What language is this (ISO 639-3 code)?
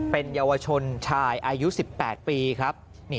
tha